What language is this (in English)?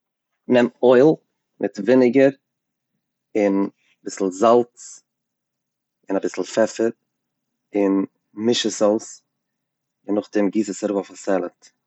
Yiddish